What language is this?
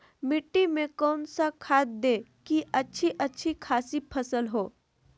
Magahi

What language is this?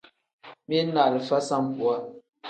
Tem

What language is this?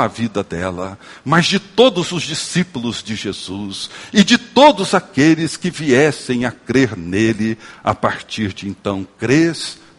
Portuguese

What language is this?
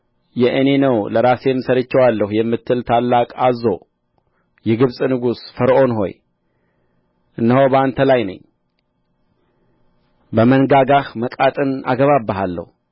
Amharic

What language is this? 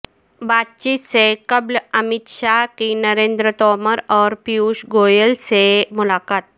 Urdu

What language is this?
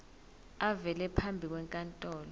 Zulu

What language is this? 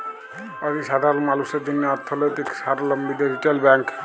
Bangla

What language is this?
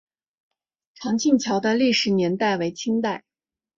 Chinese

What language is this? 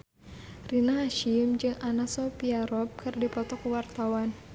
Sundanese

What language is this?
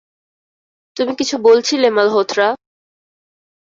Bangla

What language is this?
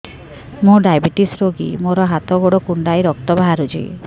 Odia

